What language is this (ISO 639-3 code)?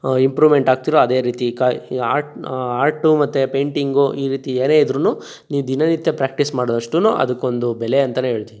kan